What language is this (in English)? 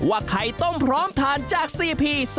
Thai